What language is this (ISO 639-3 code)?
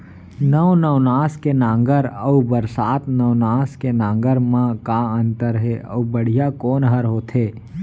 hne